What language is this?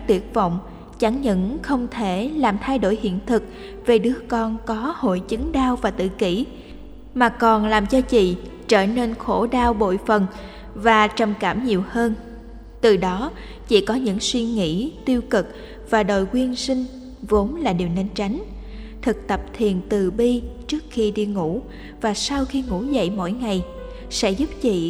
Vietnamese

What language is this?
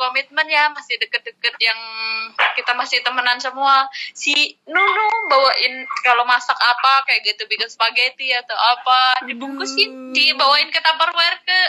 Indonesian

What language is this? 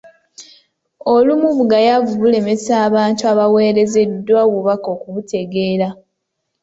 Ganda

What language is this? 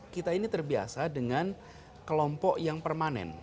Indonesian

